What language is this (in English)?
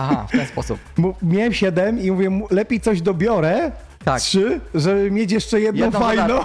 Polish